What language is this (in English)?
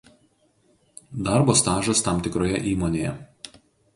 Lithuanian